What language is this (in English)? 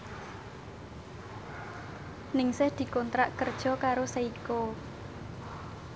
Javanese